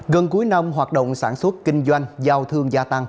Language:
Vietnamese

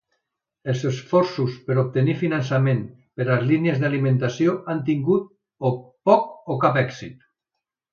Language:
Catalan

